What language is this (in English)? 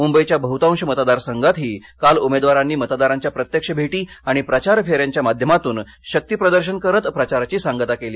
Marathi